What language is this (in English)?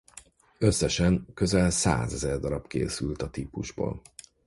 Hungarian